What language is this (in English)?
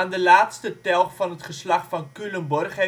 Dutch